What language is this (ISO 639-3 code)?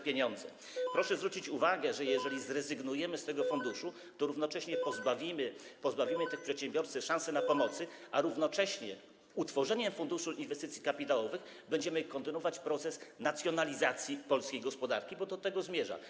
pol